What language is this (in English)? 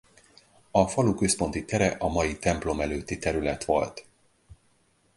Hungarian